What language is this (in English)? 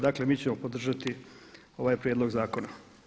Croatian